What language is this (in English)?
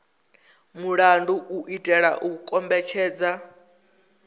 Venda